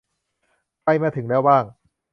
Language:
Thai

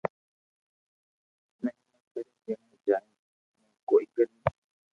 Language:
Loarki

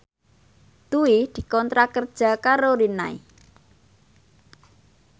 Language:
Javanese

